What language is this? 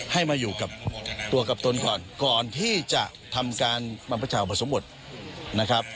Thai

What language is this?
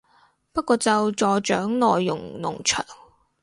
Cantonese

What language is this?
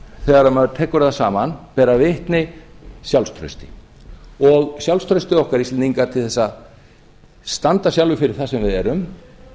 Icelandic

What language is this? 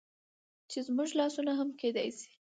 Pashto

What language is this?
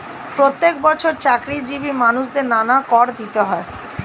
Bangla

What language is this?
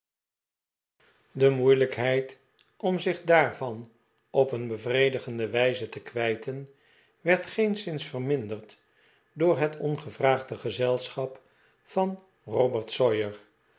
Dutch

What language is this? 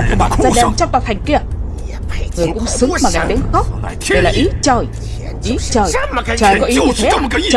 Vietnamese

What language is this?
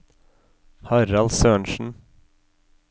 Norwegian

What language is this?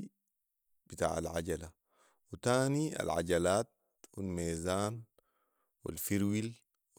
Sudanese Arabic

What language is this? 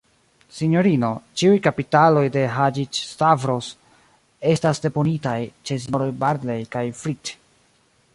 Esperanto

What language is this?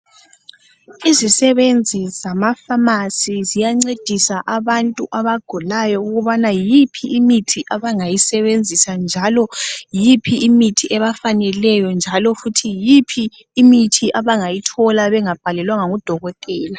North Ndebele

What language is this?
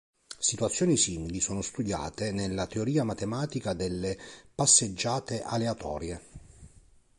Italian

